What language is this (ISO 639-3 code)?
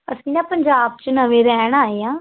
pan